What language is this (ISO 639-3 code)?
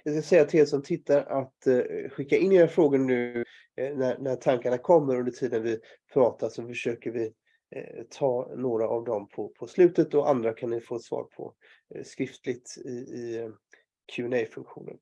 swe